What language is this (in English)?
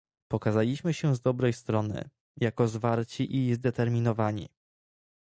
Polish